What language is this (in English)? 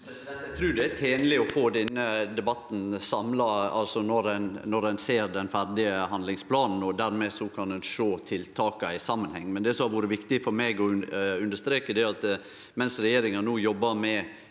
Norwegian